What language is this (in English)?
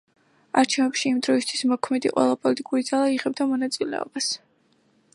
Georgian